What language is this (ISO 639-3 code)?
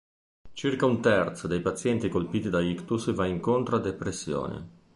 ita